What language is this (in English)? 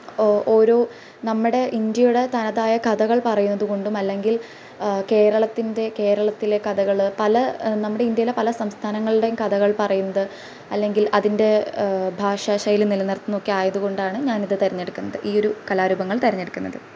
Malayalam